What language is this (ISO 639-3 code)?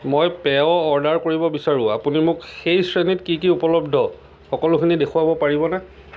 asm